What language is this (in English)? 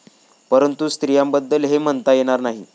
Marathi